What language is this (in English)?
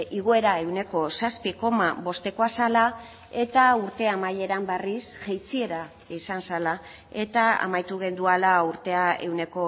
Basque